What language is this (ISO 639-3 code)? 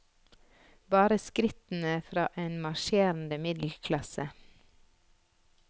nor